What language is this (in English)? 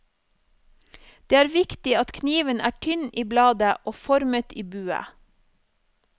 Norwegian